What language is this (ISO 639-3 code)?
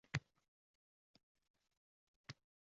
uzb